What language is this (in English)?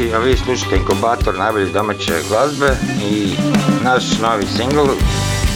Croatian